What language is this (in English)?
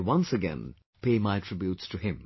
English